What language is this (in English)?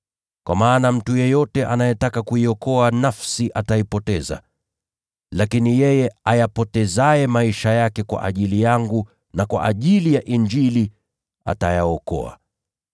Swahili